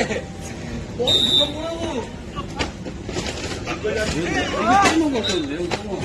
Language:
Korean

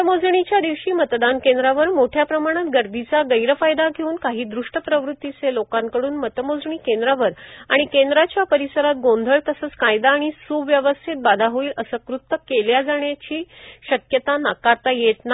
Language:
Marathi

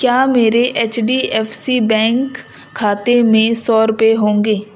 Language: Urdu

